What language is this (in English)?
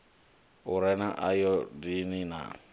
Venda